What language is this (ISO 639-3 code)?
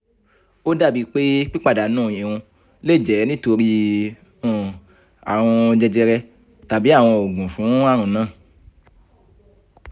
yor